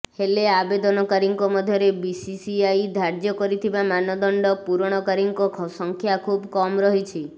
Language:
Odia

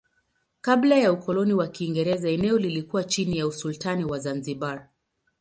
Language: Swahili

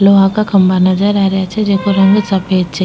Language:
Rajasthani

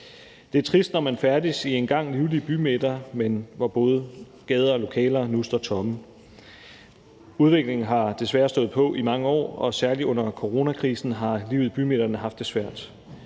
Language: Danish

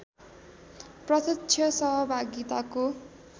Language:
Nepali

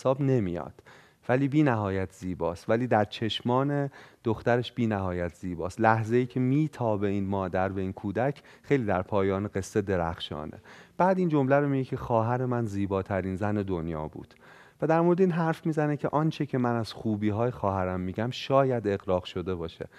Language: Persian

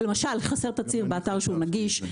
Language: Hebrew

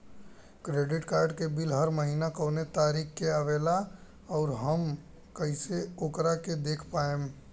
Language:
Bhojpuri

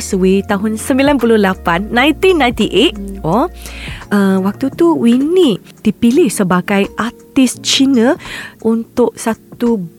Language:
Malay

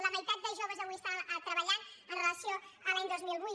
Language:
Catalan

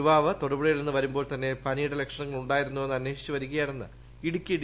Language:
Malayalam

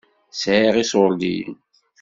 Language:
Kabyle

